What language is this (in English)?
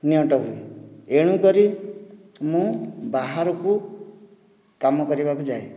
Odia